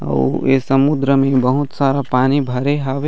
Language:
Chhattisgarhi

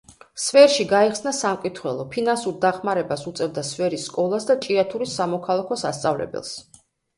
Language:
Georgian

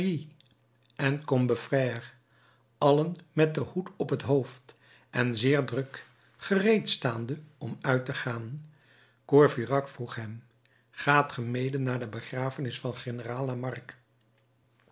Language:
Dutch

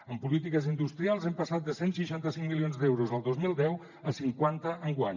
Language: Catalan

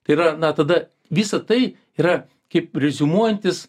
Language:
Lithuanian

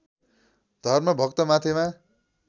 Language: Nepali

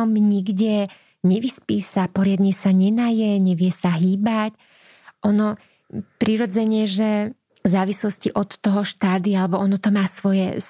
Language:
Slovak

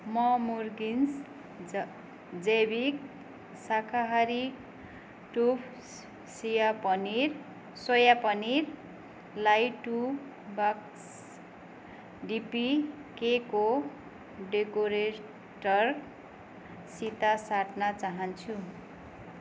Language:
Nepali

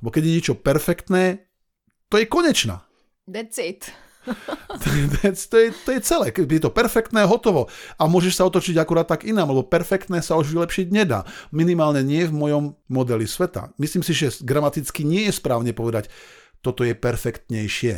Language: Slovak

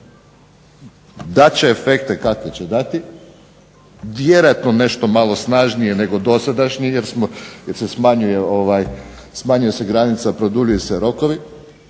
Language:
Croatian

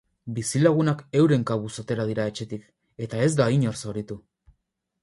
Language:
Basque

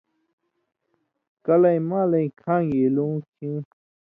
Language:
Indus Kohistani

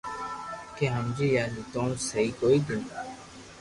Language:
Loarki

